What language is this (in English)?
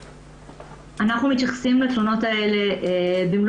Hebrew